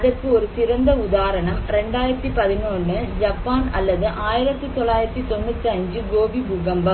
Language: Tamil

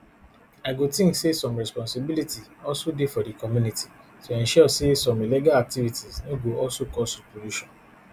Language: Nigerian Pidgin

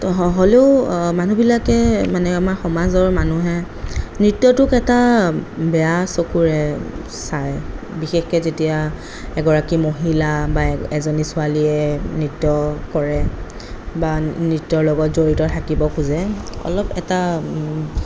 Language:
Assamese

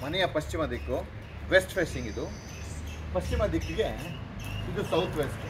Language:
Kannada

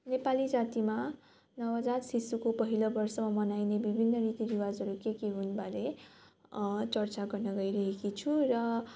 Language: Nepali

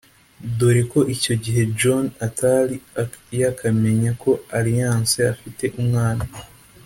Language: Kinyarwanda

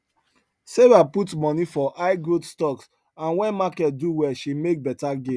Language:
Nigerian Pidgin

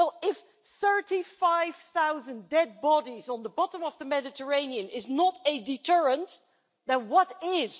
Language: English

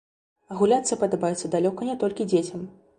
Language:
Belarusian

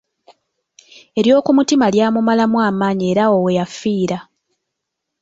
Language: Ganda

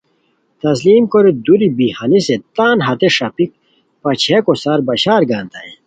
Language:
Khowar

